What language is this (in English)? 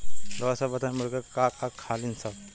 Bhojpuri